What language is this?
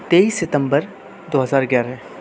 Urdu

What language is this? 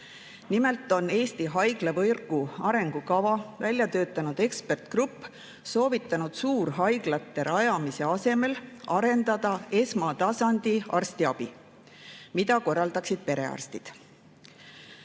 Estonian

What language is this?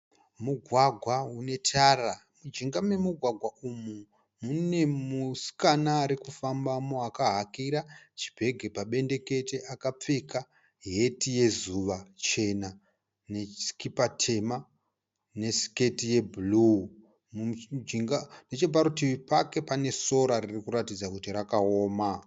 Shona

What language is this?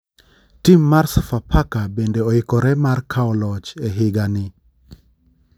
Luo (Kenya and Tanzania)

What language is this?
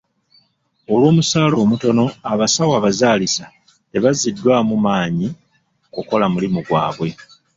Ganda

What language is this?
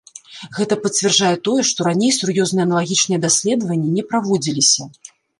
Belarusian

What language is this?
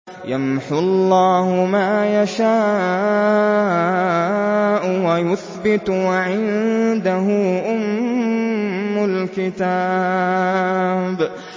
Arabic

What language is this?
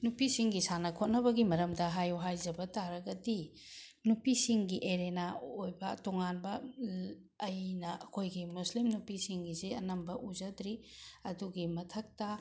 Manipuri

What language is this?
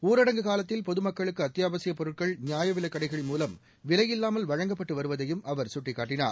Tamil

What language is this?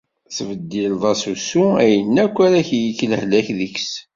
Kabyle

